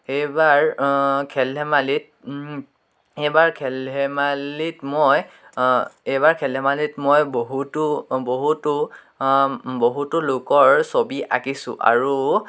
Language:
Assamese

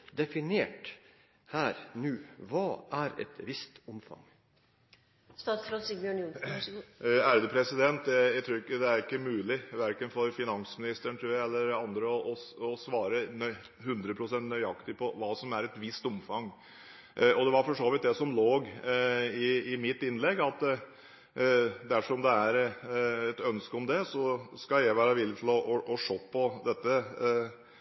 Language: Norwegian Bokmål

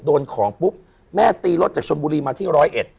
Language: Thai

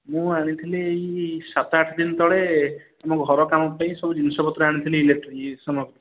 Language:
Odia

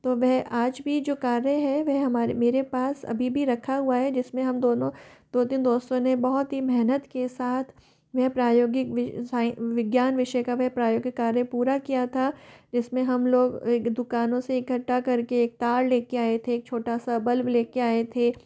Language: Hindi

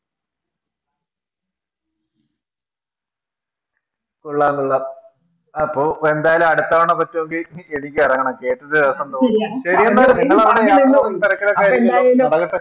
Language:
Malayalam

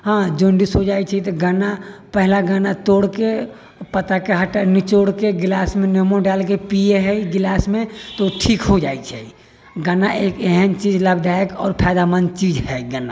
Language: Maithili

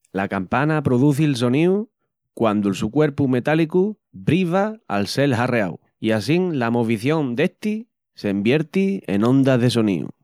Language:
Extremaduran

